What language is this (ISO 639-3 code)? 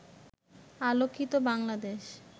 ben